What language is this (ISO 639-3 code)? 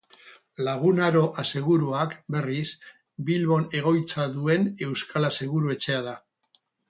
eus